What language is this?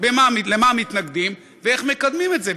Hebrew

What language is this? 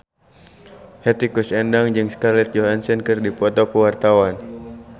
Sundanese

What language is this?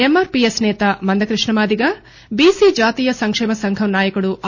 Telugu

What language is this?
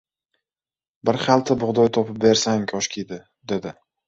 Uzbek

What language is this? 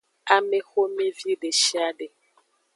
Aja (Benin)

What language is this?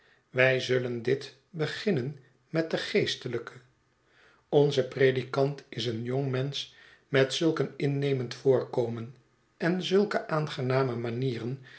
Dutch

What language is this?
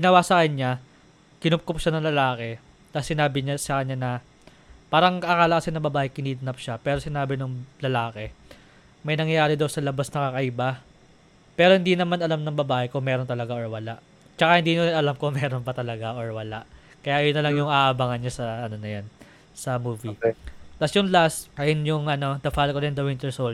Filipino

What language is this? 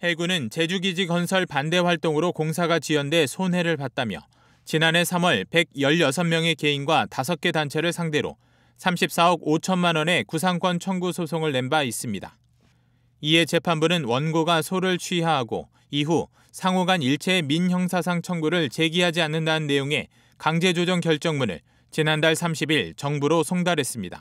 Korean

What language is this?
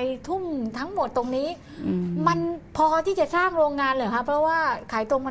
Thai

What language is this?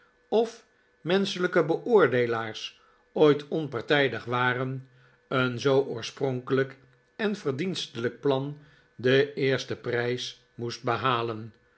Dutch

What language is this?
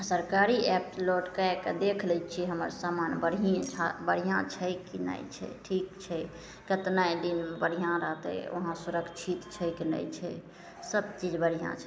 Maithili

